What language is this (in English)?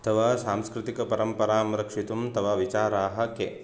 Sanskrit